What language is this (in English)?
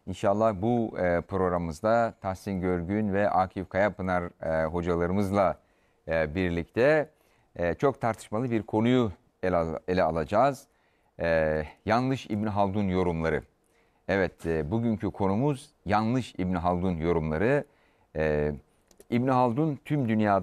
Turkish